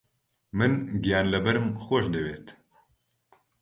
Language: Central Kurdish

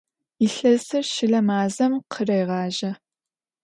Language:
Adyghe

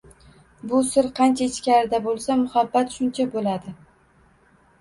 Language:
Uzbek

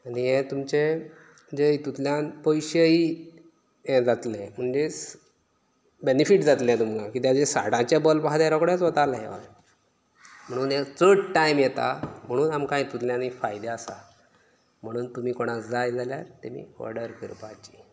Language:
Konkani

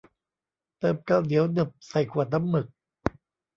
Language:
Thai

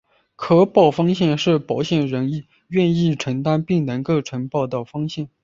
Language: Chinese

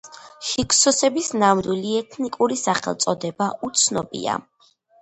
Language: Georgian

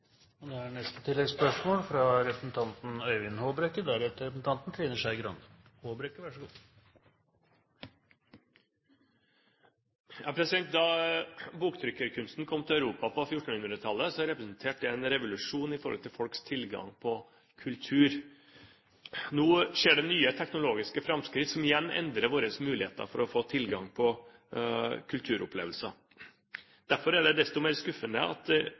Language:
Norwegian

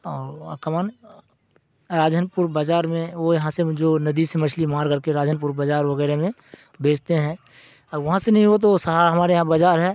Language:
Urdu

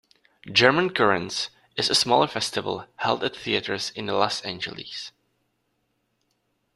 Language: English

